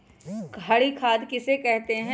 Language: Magahi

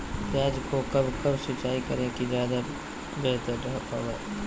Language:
Magahi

